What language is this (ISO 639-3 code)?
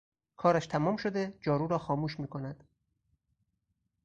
fas